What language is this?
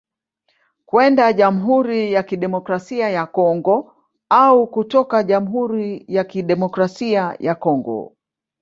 Swahili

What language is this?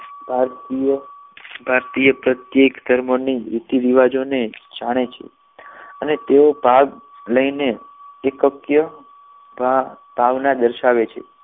Gujarati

